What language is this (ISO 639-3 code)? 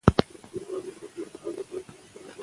pus